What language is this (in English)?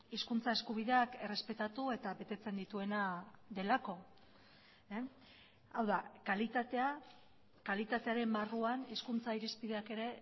Basque